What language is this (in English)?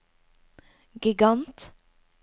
Norwegian